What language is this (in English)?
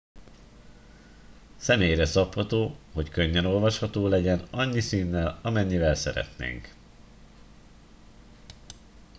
Hungarian